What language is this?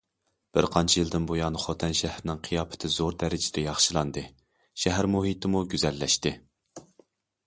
Uyghur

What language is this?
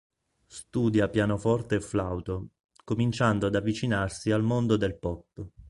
Italian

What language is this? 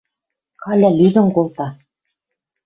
Western Mari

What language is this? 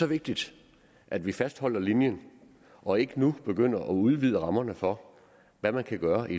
Danish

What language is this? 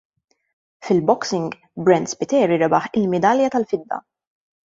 Maltese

